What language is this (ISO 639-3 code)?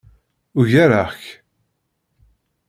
kab